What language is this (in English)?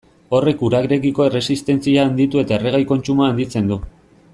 Basque